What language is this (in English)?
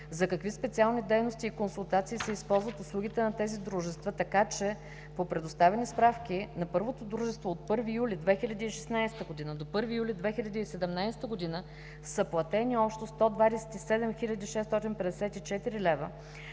Bulgarian